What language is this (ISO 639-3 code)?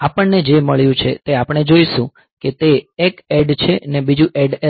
guj